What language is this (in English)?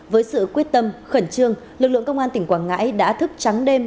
Vietnamese